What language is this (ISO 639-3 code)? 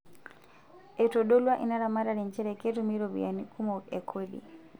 mas